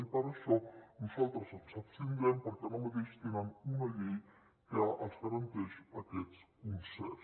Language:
Catalan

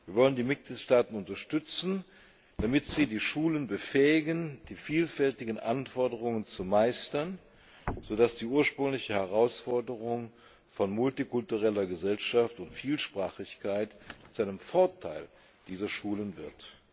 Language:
German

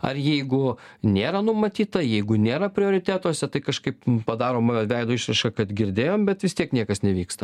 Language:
Lithuanian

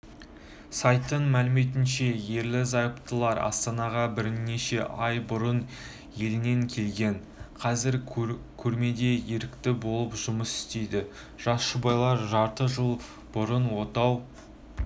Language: Kazakh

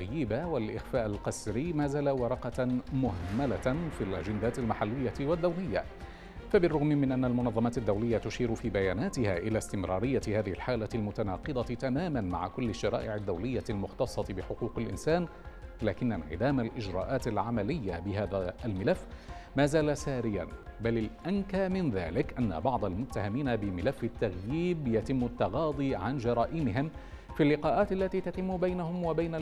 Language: Arabic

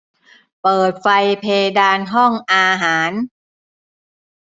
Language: Thai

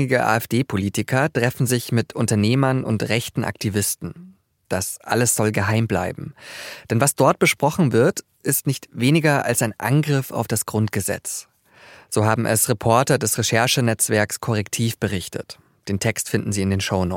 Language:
German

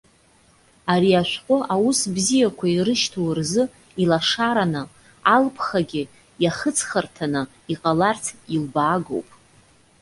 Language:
Abkhazian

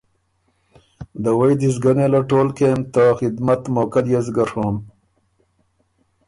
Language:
Ormuri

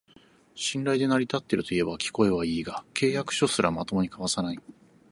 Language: Japanese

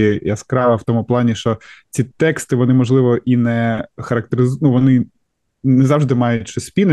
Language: Ukrainian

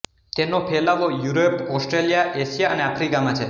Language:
Gujarati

